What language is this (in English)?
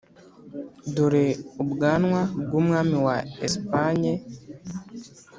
Kinyarwanda